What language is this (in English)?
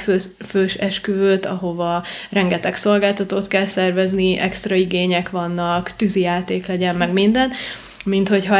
Hungarian